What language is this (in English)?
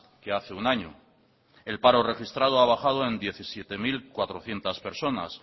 Spanish